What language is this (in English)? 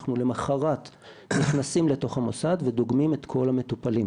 Hebrew